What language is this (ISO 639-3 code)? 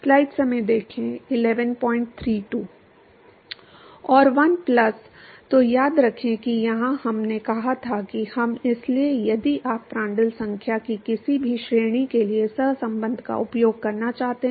hin